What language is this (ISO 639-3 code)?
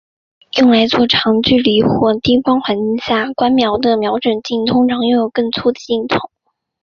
zho